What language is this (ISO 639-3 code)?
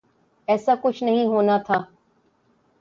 urd